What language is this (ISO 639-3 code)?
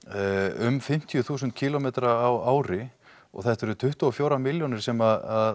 isl